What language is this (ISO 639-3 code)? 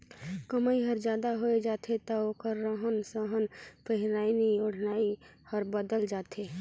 hne